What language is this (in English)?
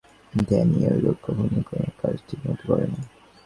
Bangla